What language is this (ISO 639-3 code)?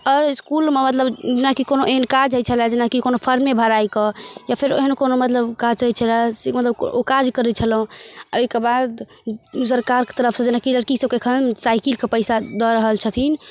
mai